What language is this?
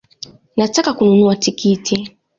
Swahili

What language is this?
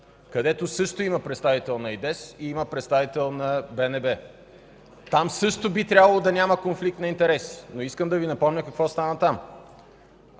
Bulgarian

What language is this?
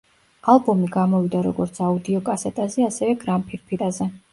Georgian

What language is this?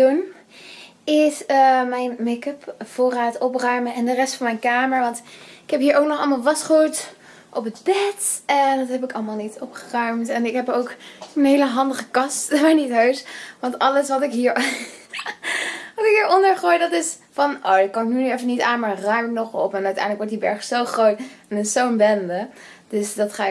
Dutch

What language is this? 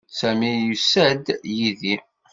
Kabyle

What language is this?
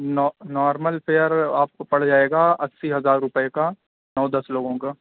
Urdu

